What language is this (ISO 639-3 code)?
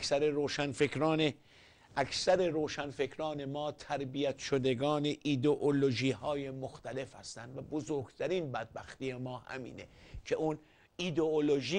fas